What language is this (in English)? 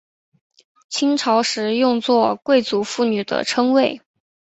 Chinese